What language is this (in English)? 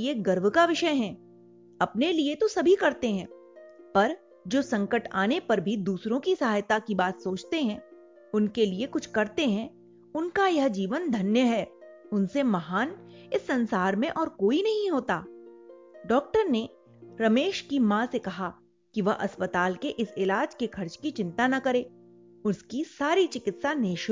Hindi